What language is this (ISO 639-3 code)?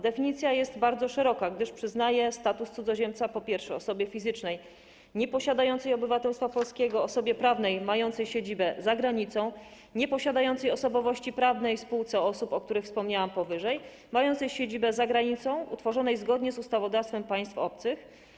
pol